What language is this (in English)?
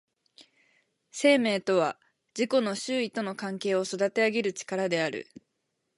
Japanese